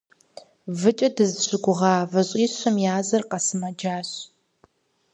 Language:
Kabardian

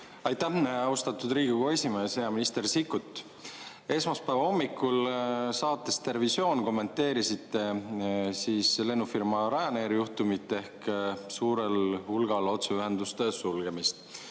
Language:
Estonian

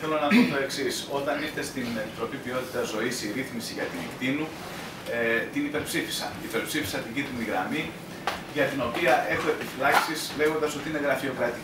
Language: Greek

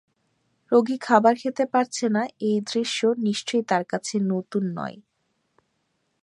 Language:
Bangla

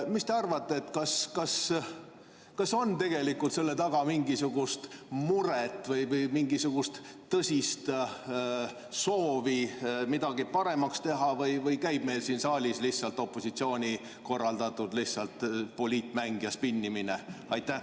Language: Estonian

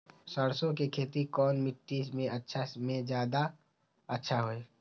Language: Magahi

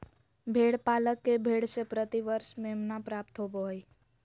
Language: Magahi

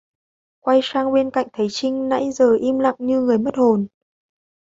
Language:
Vietnamese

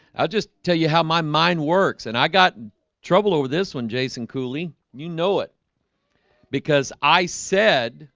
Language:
English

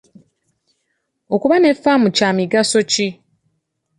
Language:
Ganda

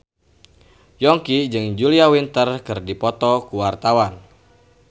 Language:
Sundanese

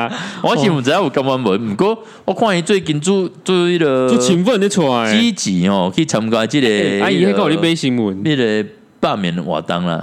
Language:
Chinese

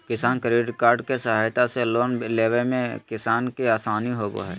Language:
Magahi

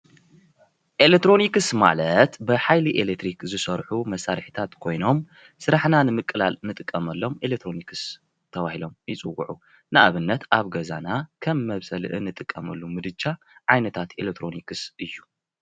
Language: Tigrinya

